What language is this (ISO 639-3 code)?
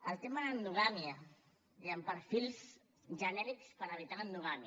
cat